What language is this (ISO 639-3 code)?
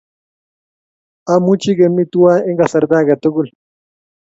kln